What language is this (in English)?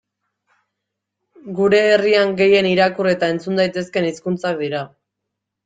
Basque